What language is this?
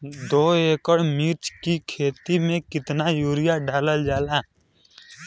Bhojpuri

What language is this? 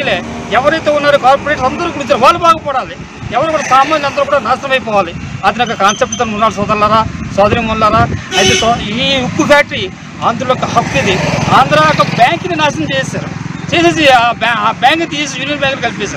Indonesian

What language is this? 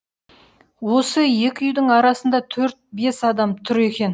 Kazakh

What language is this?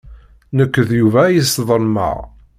Kabyle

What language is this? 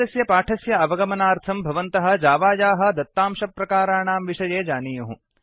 Sanskrit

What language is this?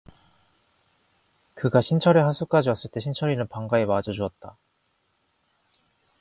Korean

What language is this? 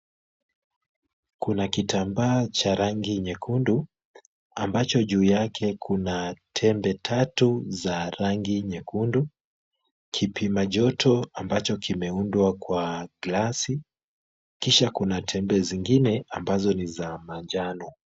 Swahili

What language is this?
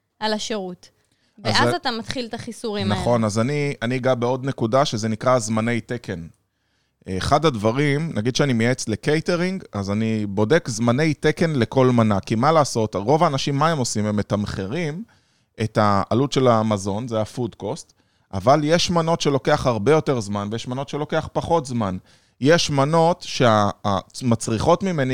Hebrew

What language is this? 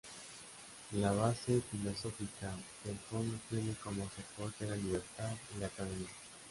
Spanish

